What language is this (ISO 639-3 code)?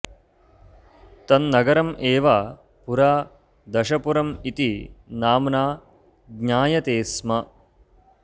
san